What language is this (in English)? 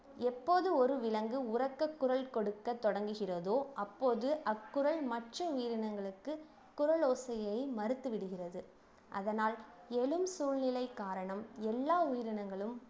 Tamil